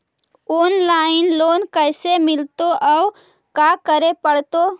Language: Magahi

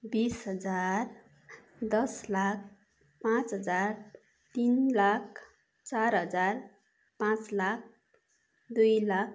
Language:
Nepali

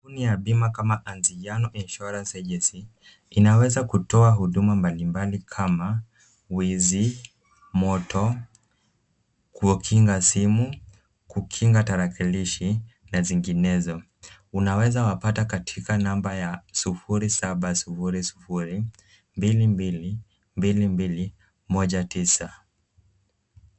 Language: Swahili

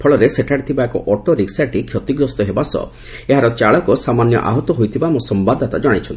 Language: Odia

